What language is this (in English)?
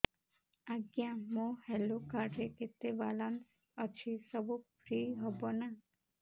Odia